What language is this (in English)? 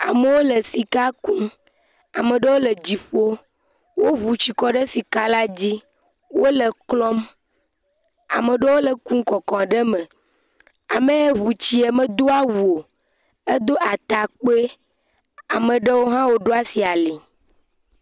Ewe